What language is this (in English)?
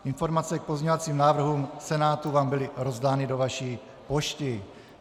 Czech